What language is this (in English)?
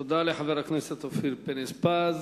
Hebrew